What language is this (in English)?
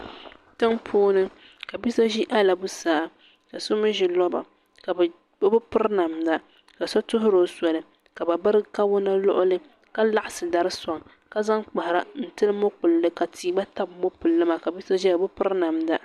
Dagbani